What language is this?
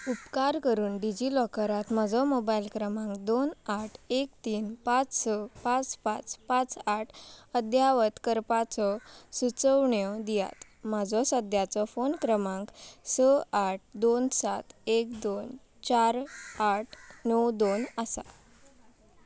Konkani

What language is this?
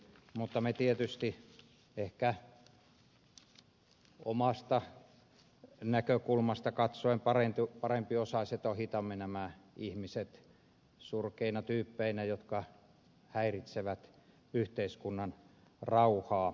Finnish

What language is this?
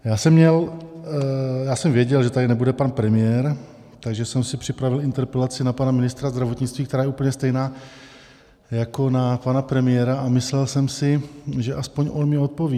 Czech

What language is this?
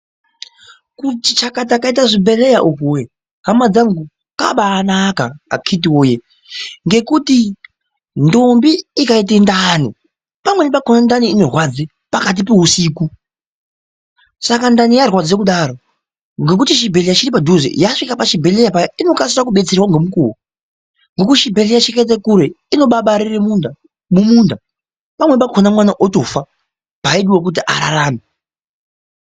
Ndau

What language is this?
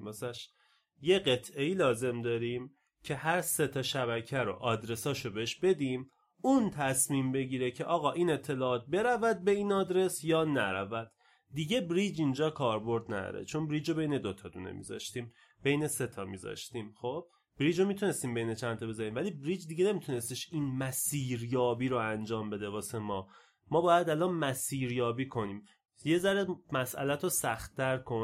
Persian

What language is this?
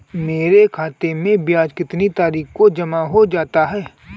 Hindi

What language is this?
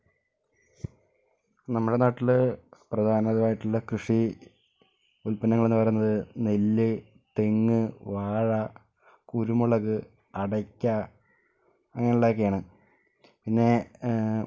Malayalam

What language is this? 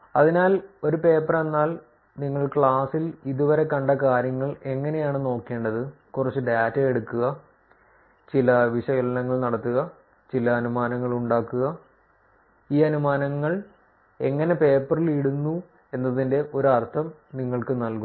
Malayalam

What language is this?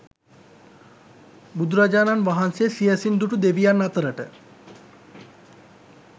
Sinhala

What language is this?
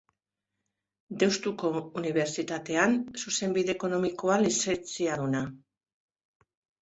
Basque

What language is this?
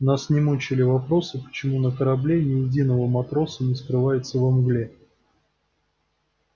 Russian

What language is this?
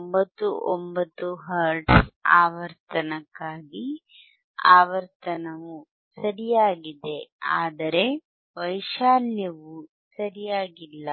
Kannada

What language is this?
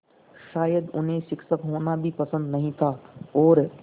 Hindi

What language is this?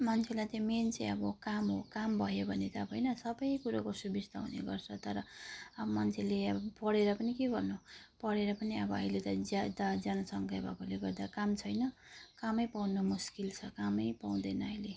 Nepali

